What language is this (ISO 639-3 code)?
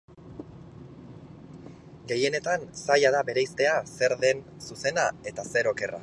eus